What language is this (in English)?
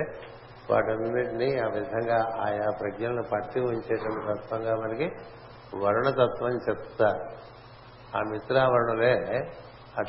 Telugu